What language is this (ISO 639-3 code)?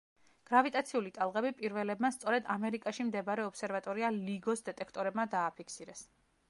kat